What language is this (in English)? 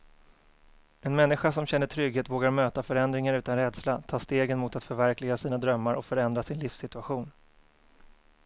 Swedish